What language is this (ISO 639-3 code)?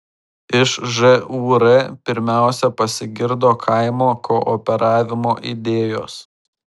lit